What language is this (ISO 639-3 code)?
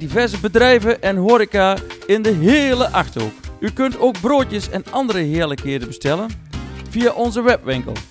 nld